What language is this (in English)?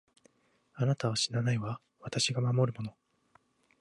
Japanese